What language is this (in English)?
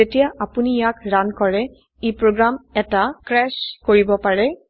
Assamese